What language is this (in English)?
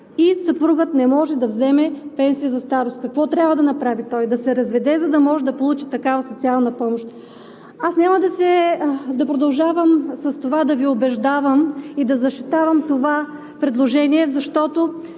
Bulgarian